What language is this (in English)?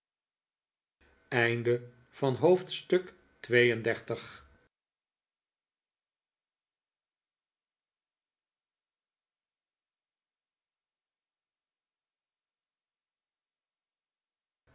Dutch